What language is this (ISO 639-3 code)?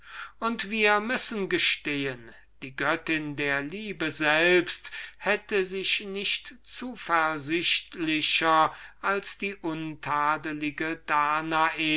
deu